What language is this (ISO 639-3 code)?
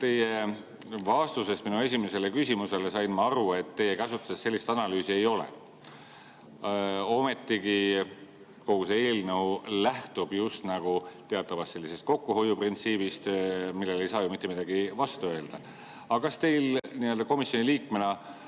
est